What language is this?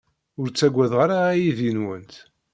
Kabyle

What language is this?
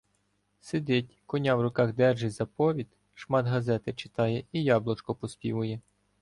Ukrainian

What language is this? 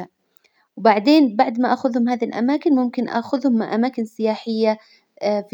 Hijazi Arabic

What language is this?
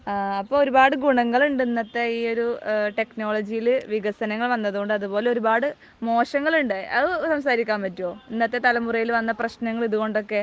Malayalam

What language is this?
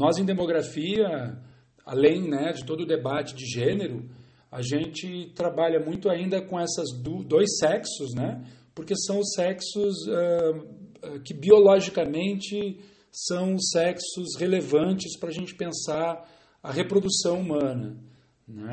Portuguese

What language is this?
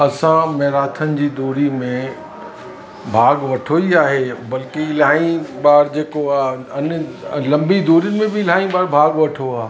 Sindhi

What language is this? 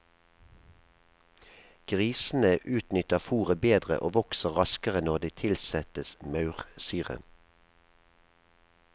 Norwegian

